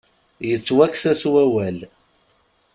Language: Kabyle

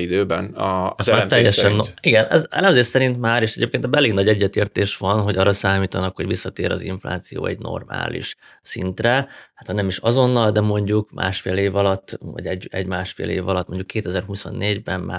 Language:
Hungarian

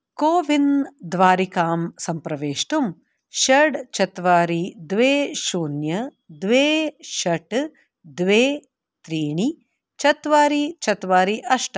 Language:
Sanskrit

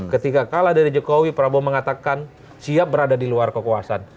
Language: Indonesian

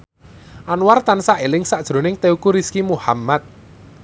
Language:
Javanese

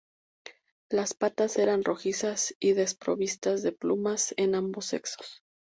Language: Spanish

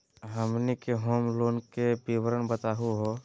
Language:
Magahi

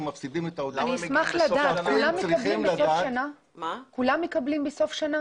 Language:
Hebrew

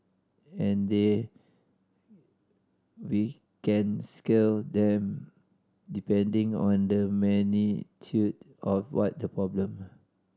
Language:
English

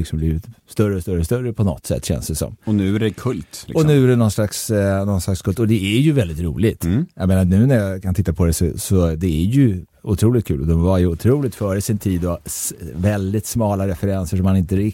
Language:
Swedish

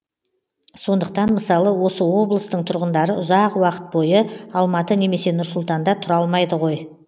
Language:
Kazakh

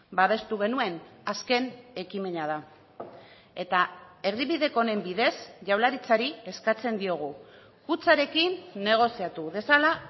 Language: Basque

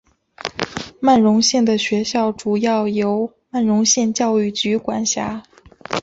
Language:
Chinese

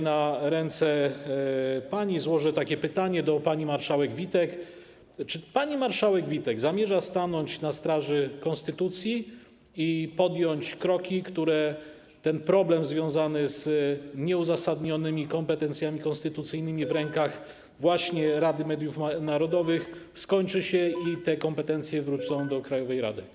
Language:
Polish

